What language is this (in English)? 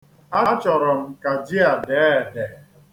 Igbo